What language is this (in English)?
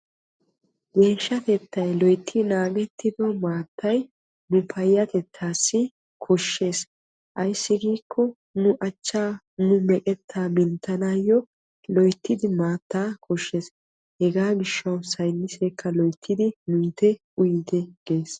Wolaytta